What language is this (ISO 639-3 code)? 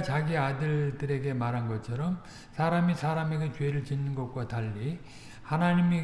kor